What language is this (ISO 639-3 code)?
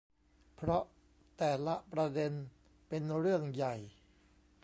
tha